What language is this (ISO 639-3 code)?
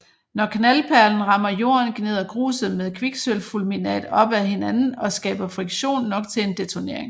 dan